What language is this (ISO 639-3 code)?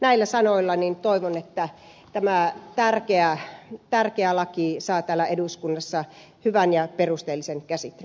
fin